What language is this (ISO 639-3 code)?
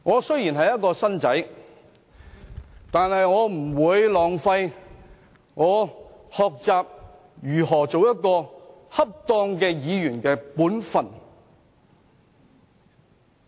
yue